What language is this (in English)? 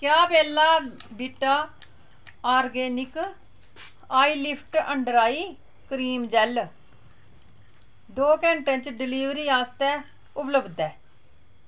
Dogri